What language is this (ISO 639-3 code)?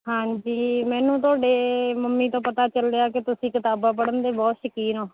pan